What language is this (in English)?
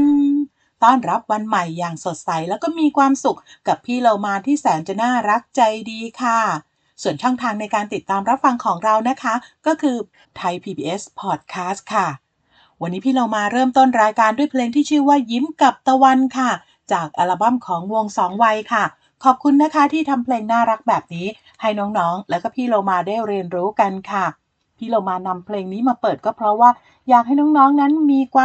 Thai